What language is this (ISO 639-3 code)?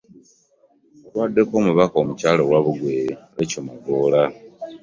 lug